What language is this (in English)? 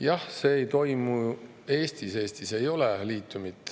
Estonian